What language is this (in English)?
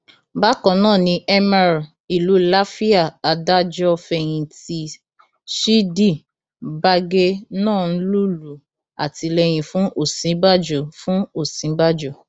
Yoruba